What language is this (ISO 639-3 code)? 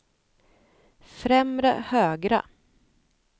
swe